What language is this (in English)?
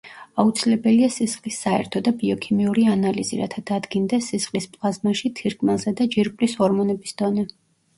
Georgian